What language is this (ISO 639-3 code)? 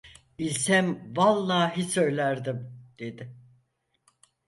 tur